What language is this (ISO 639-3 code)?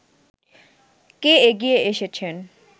ben